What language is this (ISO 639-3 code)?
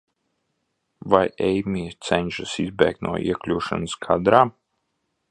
lav